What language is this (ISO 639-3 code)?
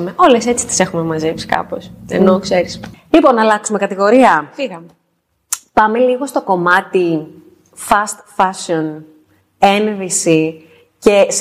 ell